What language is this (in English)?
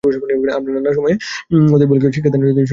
Bangla